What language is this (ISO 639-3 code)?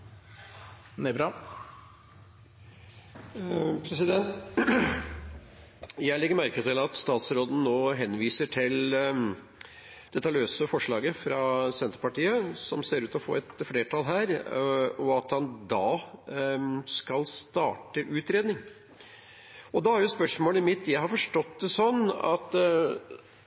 nor